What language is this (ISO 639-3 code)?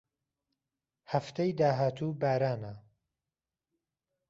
ckb